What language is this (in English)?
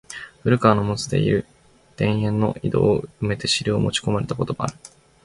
Japanese